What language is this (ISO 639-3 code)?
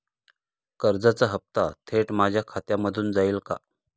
mar